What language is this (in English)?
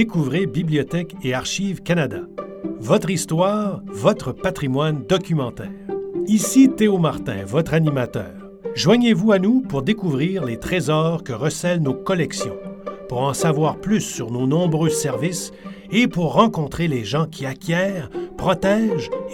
French